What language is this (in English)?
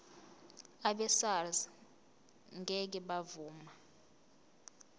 Zulu